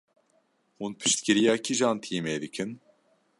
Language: Kurdish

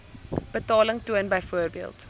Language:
Afrikaans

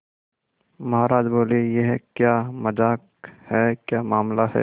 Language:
Hindi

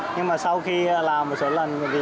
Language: Vietnamese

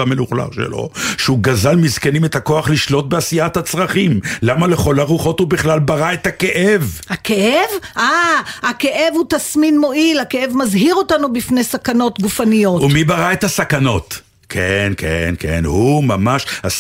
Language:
Hebrew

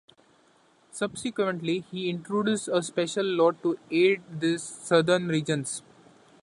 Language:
English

